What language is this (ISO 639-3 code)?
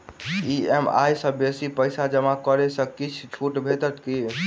mai